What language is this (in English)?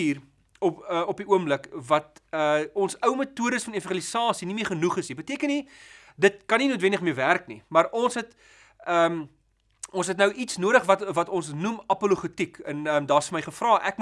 Dutch